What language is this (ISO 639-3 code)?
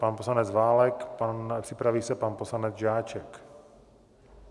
ces